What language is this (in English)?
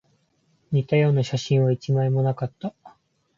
Japanese